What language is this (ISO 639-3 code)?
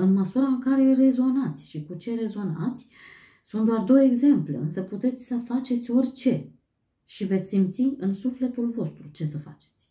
ron